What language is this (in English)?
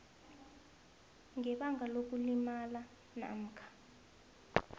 South Ndebele